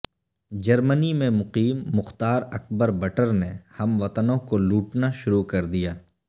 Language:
Urdu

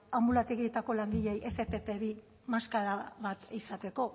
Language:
Basque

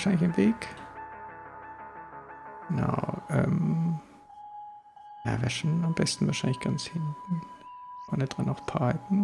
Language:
German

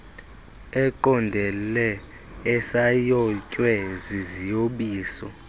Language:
Xhosa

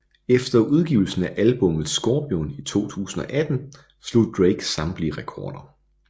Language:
Danish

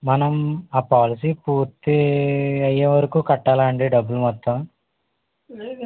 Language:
Telugu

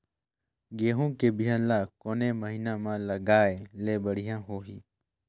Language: Chhattisgarhi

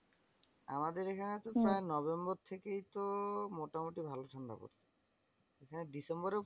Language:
Bangla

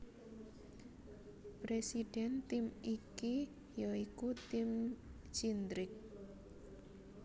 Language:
Javanese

